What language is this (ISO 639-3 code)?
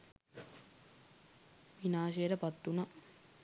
sin